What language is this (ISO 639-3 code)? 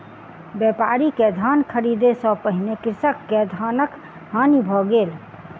mai